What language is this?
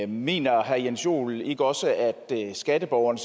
Danish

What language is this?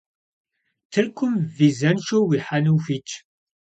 Kabardian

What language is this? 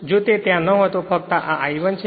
Gujarati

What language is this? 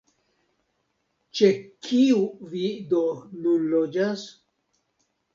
Esperanto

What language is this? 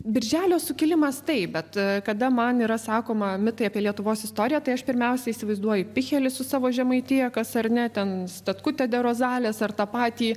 Lithuanian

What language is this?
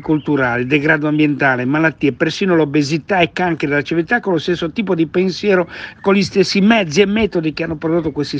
Italian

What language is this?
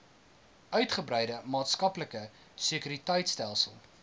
Afrikaans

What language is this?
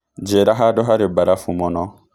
Kikuyu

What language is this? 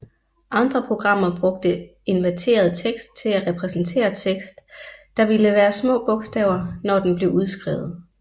Danish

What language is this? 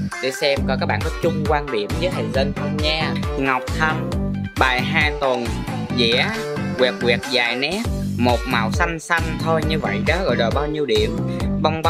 Vietnamese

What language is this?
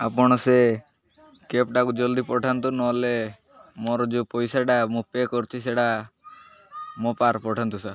Odia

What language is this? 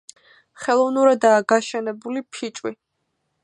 Georgian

